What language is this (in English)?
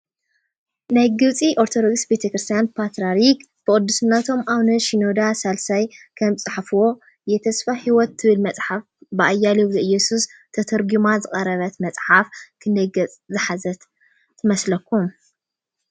Tigrinya